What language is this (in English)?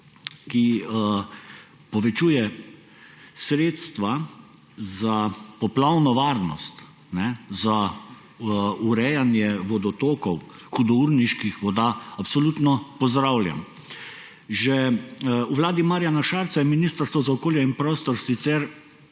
Slovenian